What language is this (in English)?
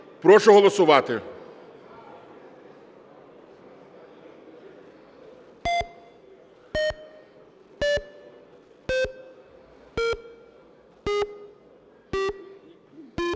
Ukrainian